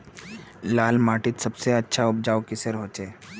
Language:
Magahi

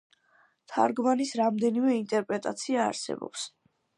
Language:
Georgian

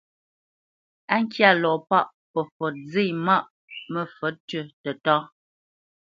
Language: Bamenyam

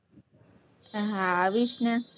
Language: Gujarati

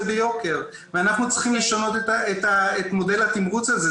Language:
Hebrew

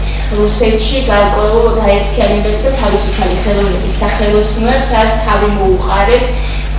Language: Romanian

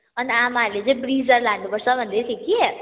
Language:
Nepali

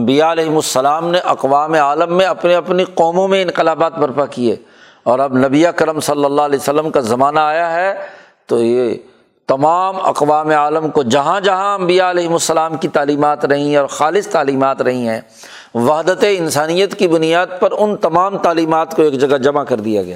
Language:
Urdu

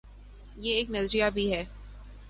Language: Urdu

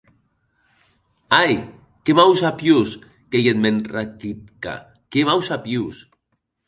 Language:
Occitan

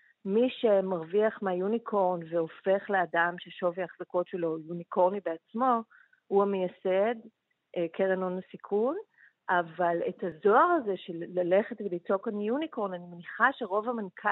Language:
Hebrew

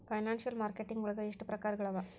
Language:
Kannada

